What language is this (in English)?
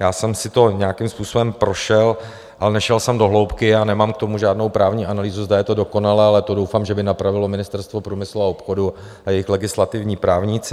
Czech